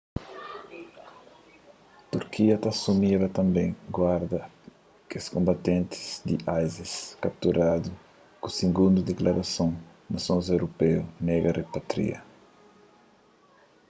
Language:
Kabuverdianu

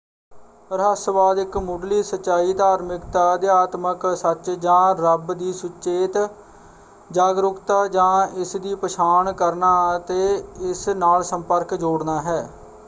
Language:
Punjabi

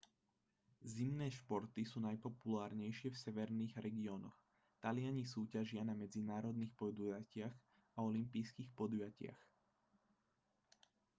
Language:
Slovak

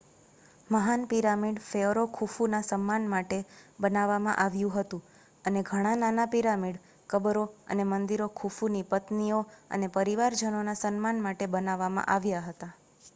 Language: Gujarati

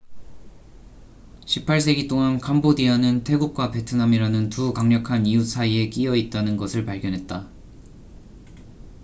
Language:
Korean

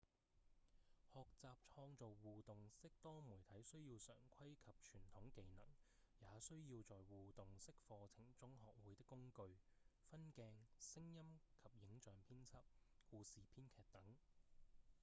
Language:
Cantonese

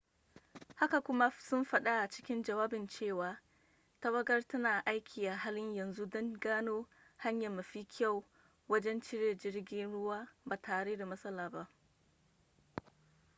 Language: Hausa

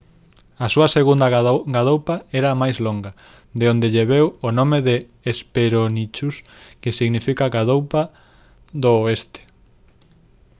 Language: Galician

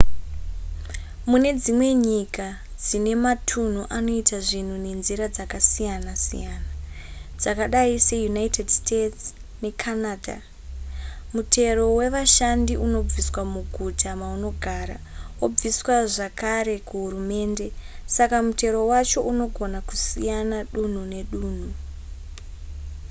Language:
Shona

